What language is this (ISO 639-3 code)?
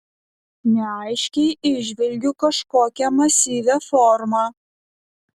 lit